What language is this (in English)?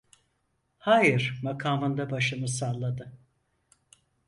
Turkish